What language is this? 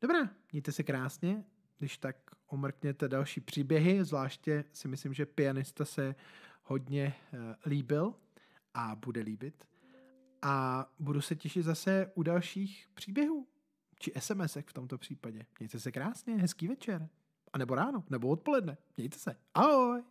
Czech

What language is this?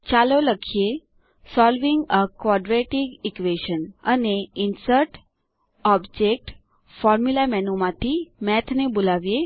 Gujarati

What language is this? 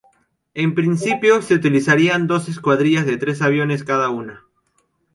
Spanish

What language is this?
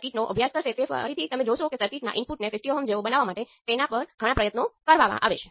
Gujarati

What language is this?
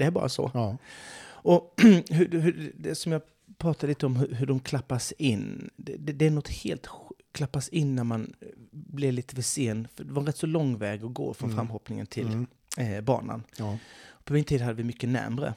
Swedish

